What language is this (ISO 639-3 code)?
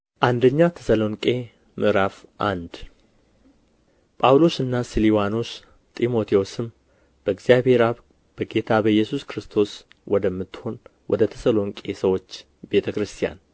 amh